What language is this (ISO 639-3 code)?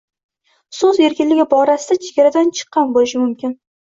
uzb